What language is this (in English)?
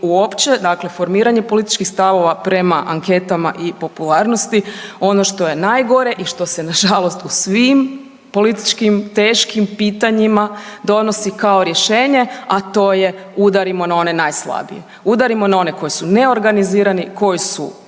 Croatian